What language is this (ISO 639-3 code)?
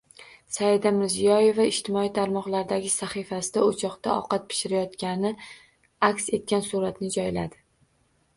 uzb